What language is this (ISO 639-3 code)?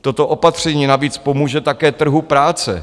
ces